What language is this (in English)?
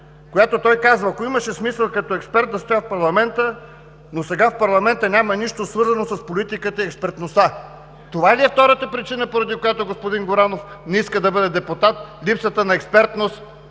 Bulgarian